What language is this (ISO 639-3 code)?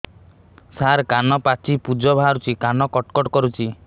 ori